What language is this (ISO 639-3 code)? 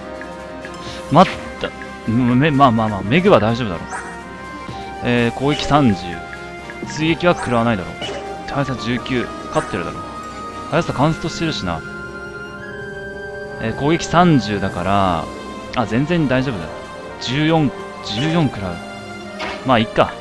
jpn